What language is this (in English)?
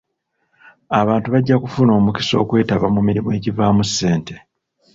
Ganda